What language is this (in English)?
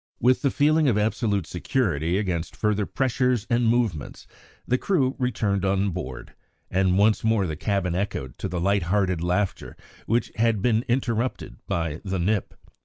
English